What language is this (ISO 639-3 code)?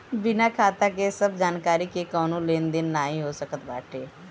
bho